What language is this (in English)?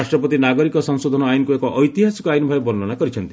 Odia